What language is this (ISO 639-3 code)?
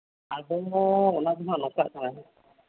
sat